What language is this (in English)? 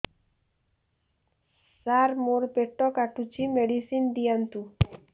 Odia